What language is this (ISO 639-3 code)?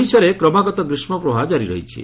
ori